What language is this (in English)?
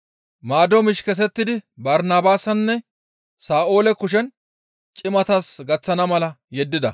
Gamo